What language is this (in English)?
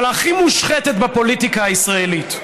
Hebrew